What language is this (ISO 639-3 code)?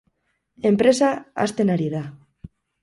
eus